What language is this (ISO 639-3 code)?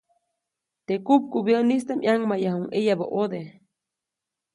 zoc